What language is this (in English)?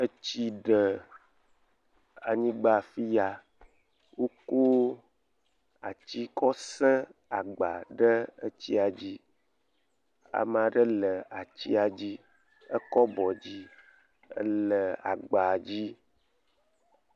Ewe